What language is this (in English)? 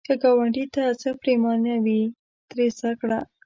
Pashto